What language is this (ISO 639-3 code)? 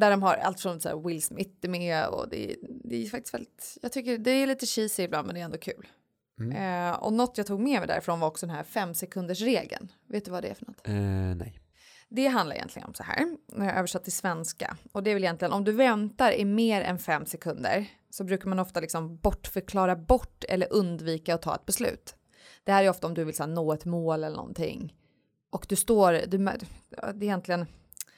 swe